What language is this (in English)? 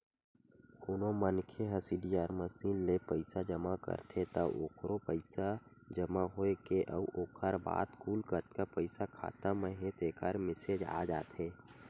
Chhattisgarhi